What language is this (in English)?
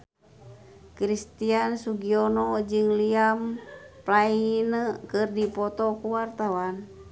Sundanese